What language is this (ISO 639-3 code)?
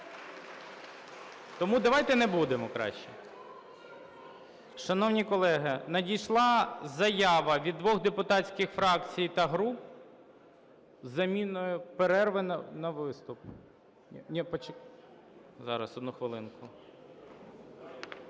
ukr